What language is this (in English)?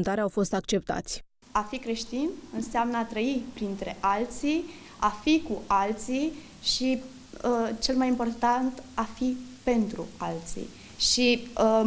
Romanian